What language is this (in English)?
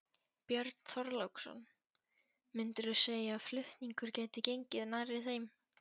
Icelandic